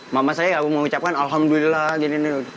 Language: Indonesian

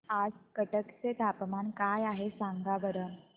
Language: Marathi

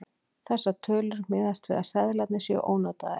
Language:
Icelandic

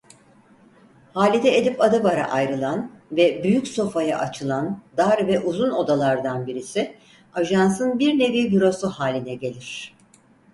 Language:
Turkish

